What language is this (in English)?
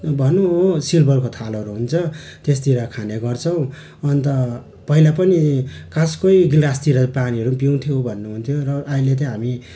Nepali